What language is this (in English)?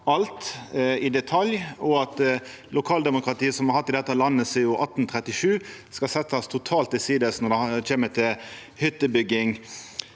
Norwegian